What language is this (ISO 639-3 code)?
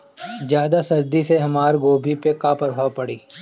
bho